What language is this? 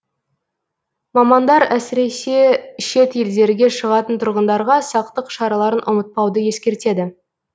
Kazakh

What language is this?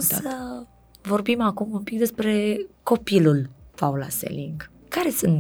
Romanian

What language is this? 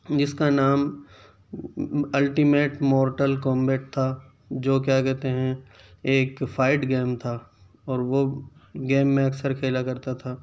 Urdu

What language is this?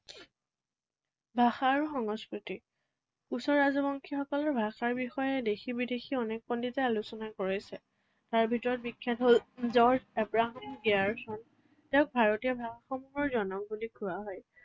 Assamese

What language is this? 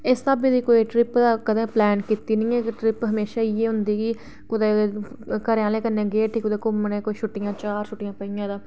Dogri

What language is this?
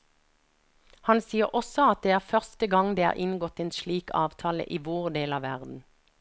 Norwegian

